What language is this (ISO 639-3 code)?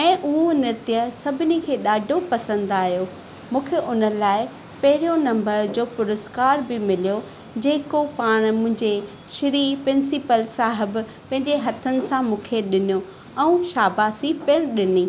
snd